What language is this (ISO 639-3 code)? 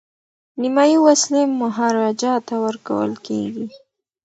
pus